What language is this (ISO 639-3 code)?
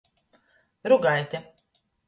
ltg